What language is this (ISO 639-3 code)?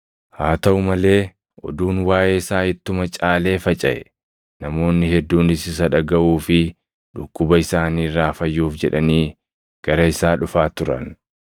orm